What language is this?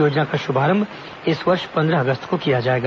Hindi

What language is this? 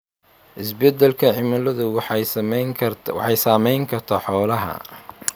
Somali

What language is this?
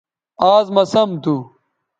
Bateri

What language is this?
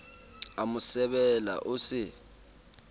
Southern Sotho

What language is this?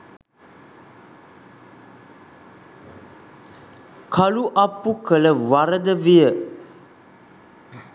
Sinhala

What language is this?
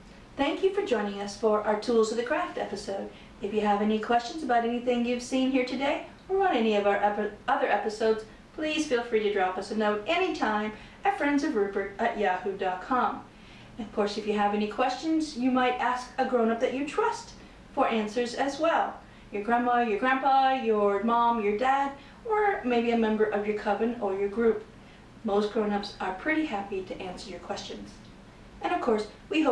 English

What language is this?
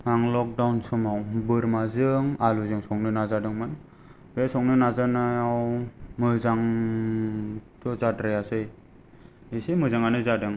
Bodo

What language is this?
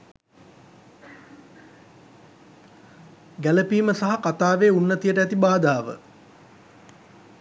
Sinhala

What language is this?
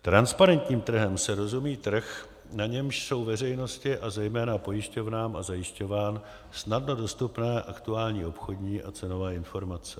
Czech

